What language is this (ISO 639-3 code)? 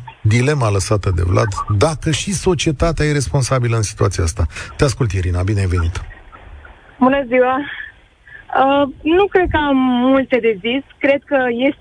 ron